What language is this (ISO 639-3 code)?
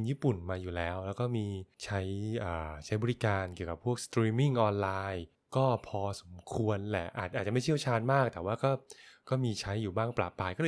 tha